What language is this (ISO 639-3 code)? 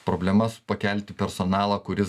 lit